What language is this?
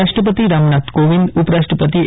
Gujarati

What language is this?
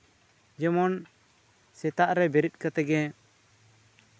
Santali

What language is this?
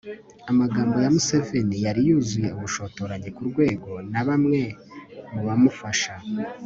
Kinyarwanda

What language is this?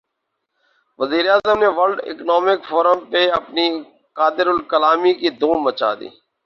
Urdu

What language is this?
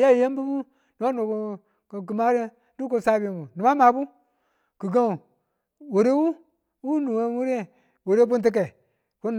Tula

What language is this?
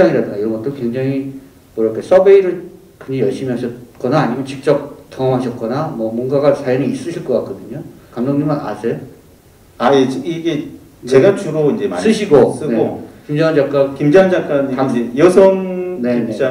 Korean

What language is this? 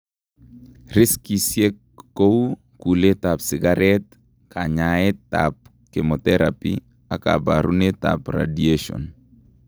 Kalenjin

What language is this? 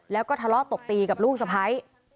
Thai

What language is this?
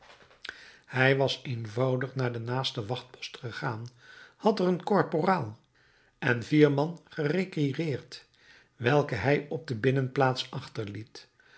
Dutch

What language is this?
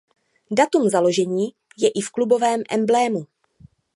Czech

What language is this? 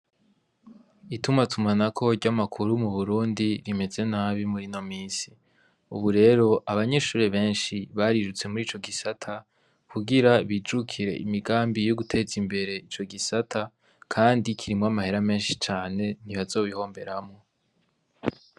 Rundi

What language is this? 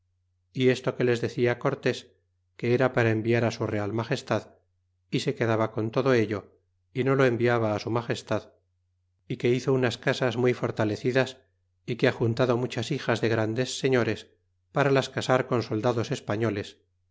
Spanish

